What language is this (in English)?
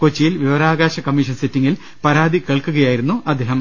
Malayalam